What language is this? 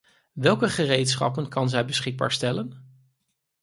Dutch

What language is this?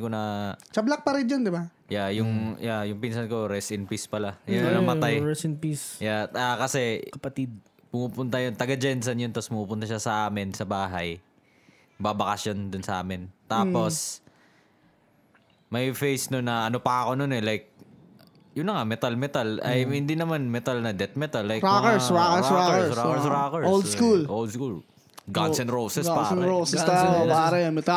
Filipino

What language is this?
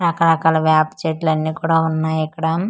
Telugu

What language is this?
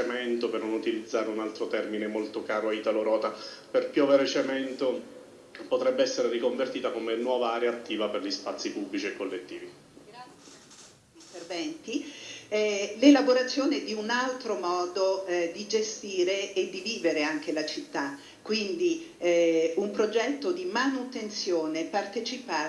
Italian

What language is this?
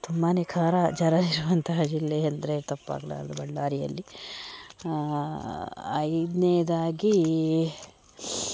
Kannada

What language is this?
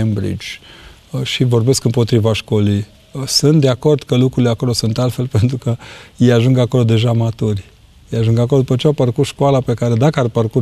Romanian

